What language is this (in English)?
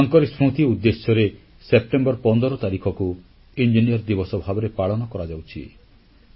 Odia